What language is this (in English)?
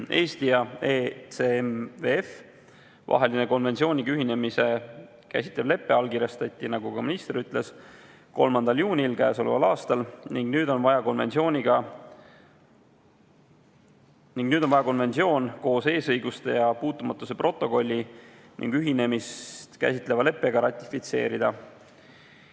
Estonian